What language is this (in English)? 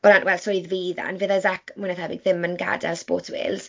Welsh